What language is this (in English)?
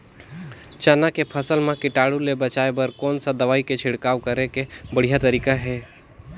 Chhattisgarhi